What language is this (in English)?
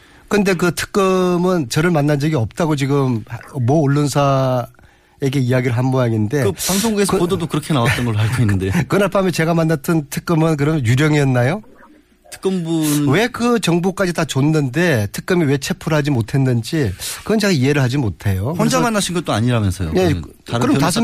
Korean